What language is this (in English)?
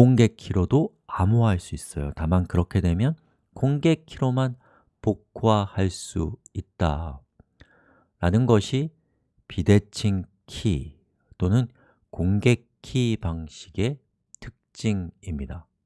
Korean